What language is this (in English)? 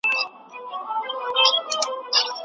Pashto